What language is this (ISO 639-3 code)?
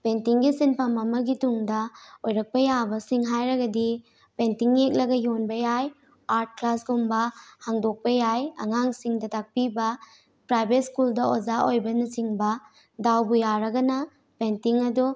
mni